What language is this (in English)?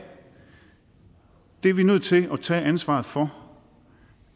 Danish